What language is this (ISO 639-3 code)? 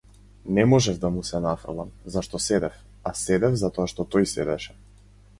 mkd